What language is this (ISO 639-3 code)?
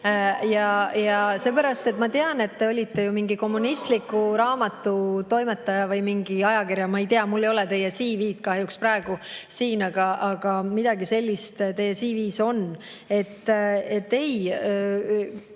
est